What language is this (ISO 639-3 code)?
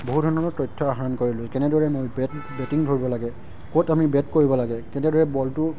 asm